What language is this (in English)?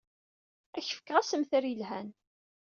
Kabyle